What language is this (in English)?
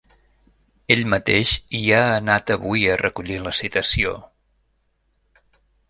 Catalan